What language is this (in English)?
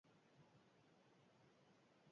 Basque